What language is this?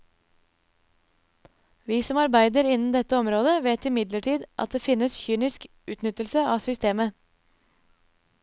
Norwegian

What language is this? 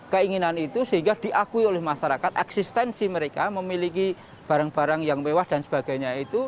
Indonesian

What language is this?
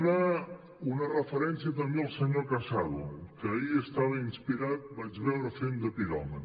Catalan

